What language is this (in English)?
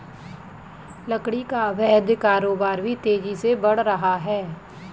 Hindi